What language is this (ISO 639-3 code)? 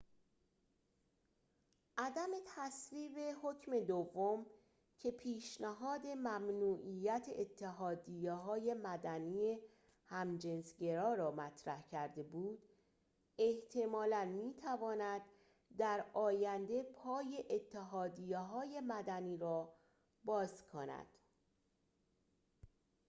fas